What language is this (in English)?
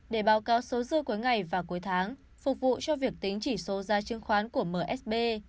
Vietnamese